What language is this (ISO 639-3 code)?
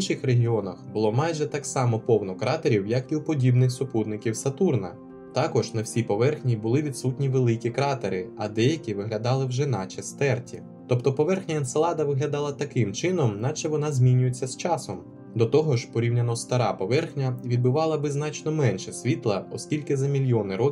ukr